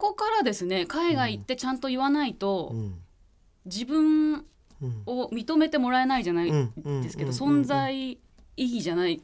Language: Japanese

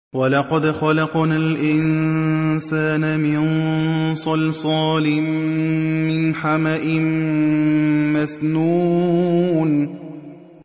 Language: Arabic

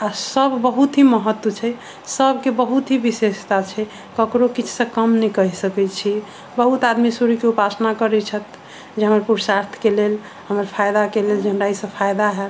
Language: Maithili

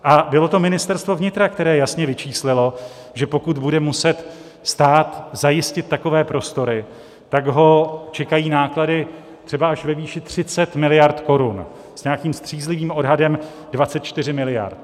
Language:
Czech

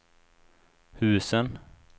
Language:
Swedish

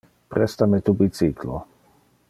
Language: Interlingua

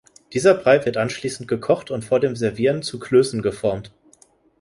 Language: German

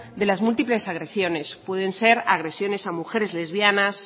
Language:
Spanish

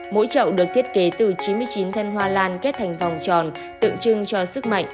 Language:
Vietnamese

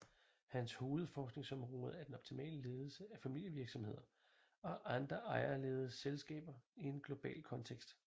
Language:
Danish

